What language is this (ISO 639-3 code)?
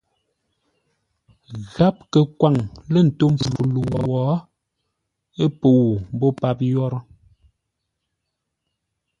nla